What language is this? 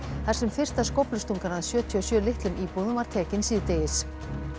Icelandic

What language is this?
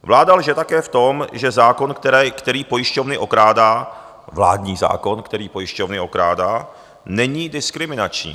Czech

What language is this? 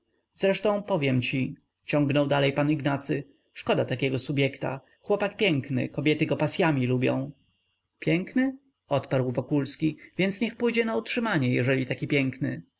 Polish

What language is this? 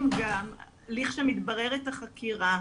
Hebrew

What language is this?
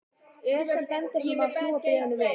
Icelandic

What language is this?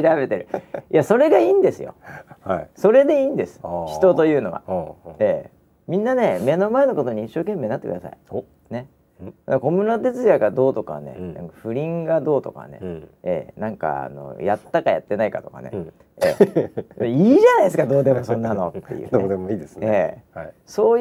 Japanese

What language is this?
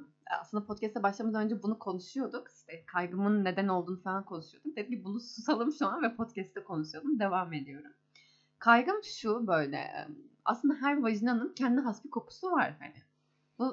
Turkish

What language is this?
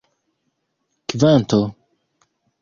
Esperanto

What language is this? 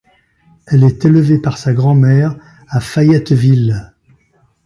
French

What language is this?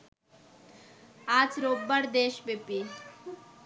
Bangla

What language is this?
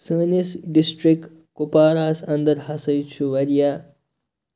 Kashmiri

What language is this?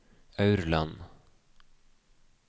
Norwegian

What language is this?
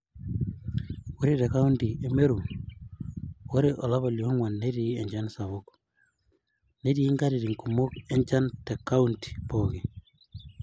Masai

